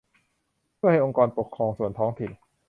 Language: Thai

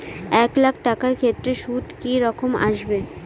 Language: Bangla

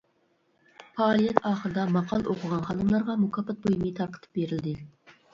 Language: Uyghur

